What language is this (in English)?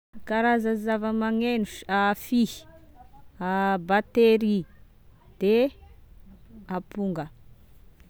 Tesaka Malagasy